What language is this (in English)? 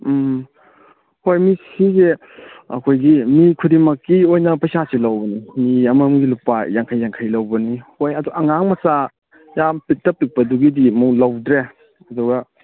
Manipuri